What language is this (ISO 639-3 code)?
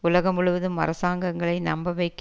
tam